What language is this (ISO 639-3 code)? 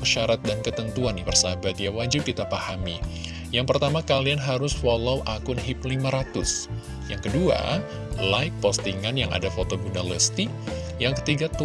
ind